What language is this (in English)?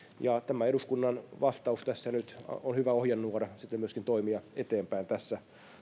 Finnish